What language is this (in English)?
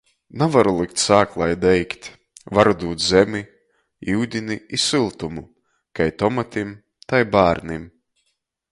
Latgalian